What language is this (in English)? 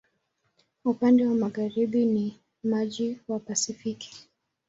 Swahili